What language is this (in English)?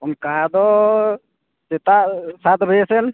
Santali